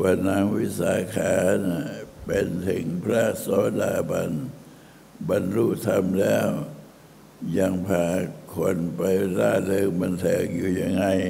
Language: Thai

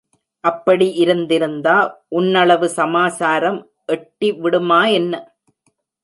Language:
Tamil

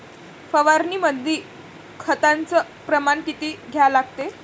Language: Marathi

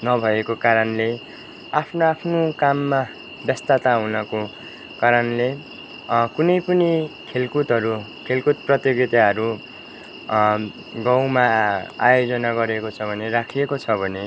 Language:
Nepali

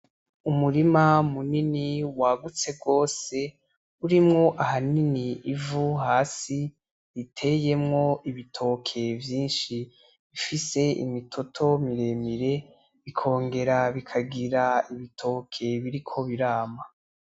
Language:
Rundi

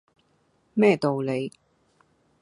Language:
Cantonese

